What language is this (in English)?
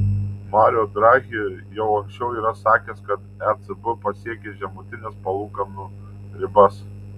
Lithuanian